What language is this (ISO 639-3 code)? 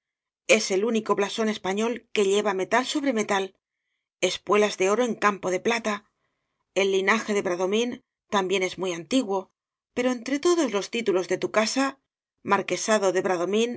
spa